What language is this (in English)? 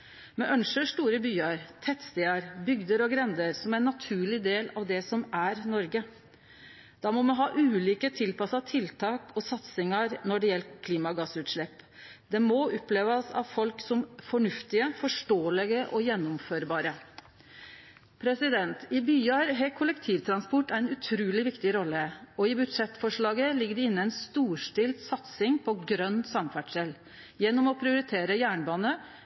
Norwegian Nynorsk